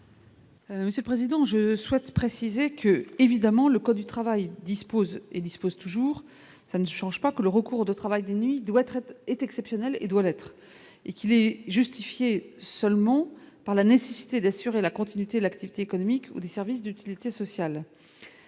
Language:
French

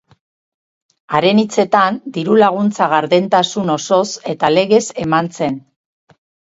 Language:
Basque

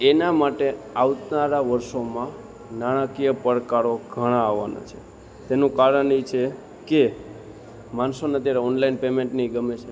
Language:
Gujarati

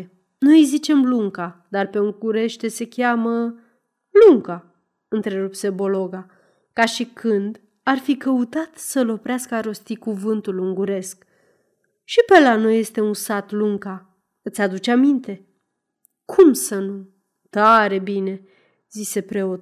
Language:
Romanian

